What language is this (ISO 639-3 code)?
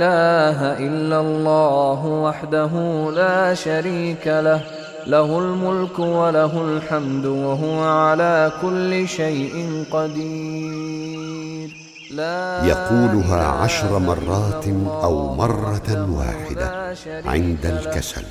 ara